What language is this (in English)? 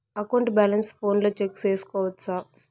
Telugu